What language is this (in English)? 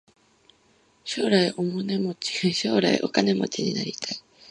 Japanese